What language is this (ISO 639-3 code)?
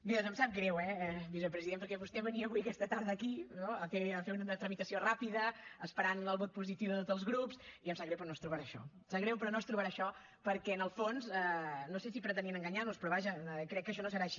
cat